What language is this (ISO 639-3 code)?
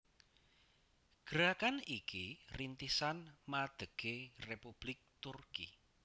jav